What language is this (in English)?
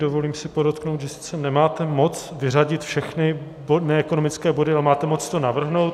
Czech